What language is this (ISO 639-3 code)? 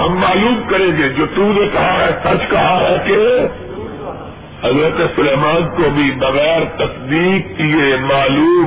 urd